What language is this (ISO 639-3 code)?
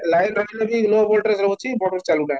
ori